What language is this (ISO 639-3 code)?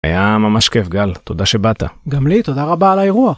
heb